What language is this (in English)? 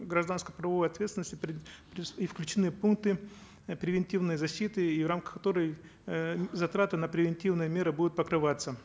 Kazakh